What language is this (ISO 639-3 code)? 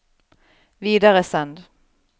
nor